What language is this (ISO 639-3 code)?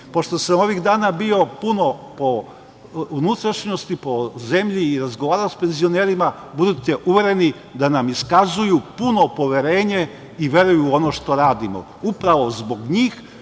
srp